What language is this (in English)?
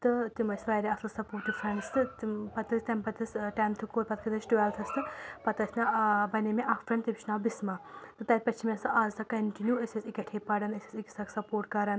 Kashmiri